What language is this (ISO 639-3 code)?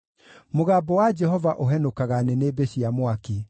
kik